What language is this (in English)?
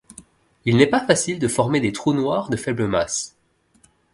French